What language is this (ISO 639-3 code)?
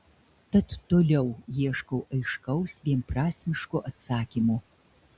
lit